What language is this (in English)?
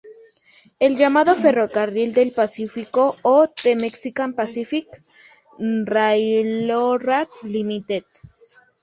Spanish